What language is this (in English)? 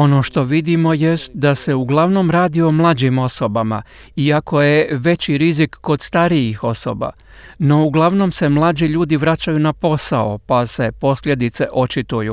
Croatian